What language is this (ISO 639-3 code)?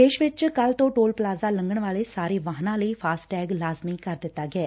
pan